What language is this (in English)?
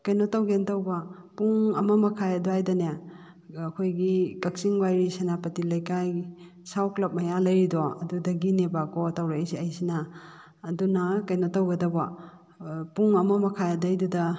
Manipuri